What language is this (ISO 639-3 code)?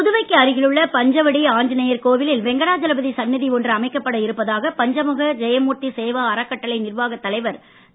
tam